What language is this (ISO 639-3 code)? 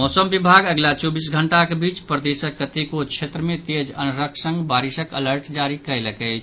mai